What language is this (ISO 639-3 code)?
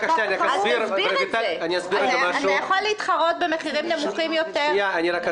heb